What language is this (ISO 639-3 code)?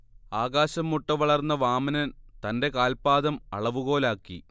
mal